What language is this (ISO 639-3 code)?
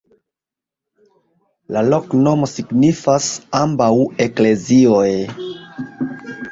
epo